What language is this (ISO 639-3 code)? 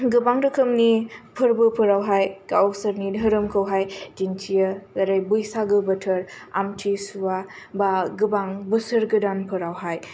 brx